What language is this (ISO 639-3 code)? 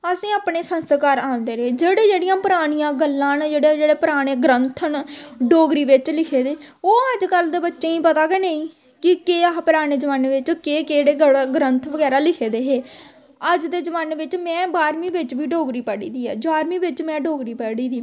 doi